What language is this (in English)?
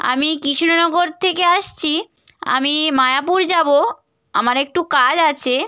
Bangla